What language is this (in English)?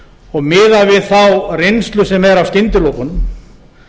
Icelandic